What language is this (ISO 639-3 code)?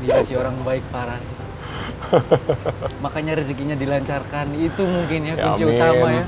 ind